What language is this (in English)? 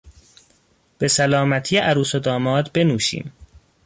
Persian